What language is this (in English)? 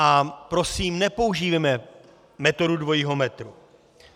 Czech